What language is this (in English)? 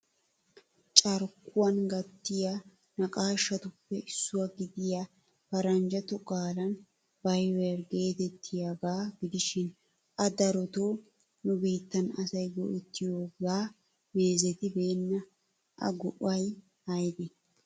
Wolaytta